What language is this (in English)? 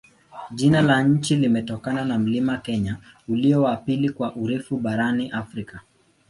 Swahili